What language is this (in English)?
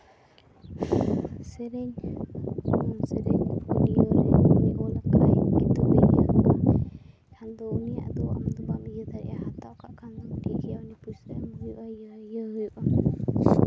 Santali